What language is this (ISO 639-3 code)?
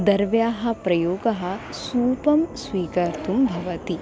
san